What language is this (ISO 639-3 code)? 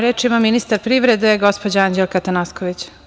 srp